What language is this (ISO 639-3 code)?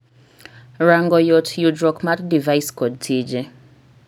luo